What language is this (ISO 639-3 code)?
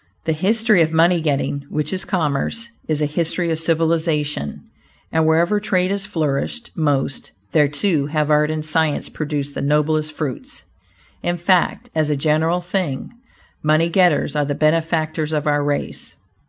eng